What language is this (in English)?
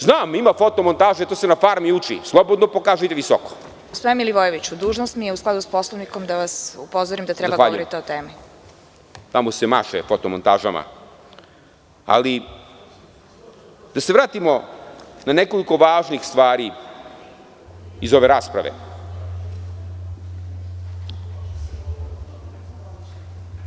Serbian